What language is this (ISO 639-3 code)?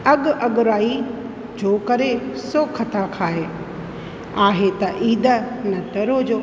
snd